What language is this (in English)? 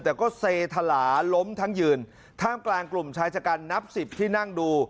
Thai